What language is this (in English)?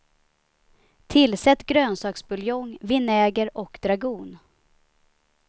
Swedish